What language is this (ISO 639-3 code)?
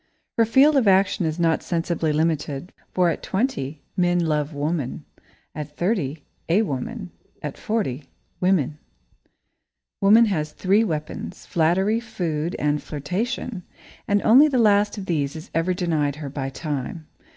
eng